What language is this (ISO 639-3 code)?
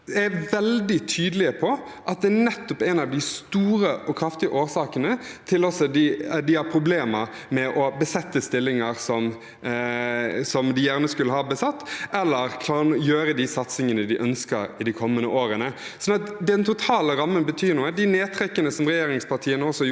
nor